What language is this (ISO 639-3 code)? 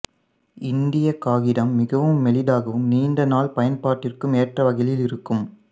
tam